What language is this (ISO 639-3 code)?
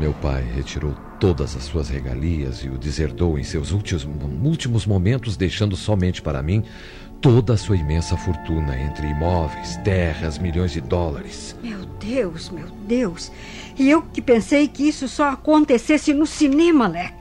por